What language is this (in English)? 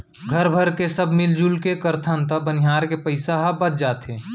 Chhattisgarhi